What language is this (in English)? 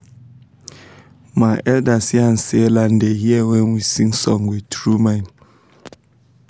Nigerian Pidgin